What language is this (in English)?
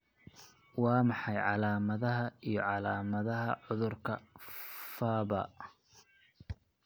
Somali